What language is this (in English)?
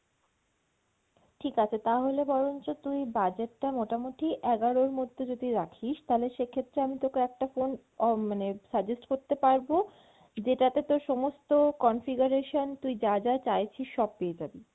Bangla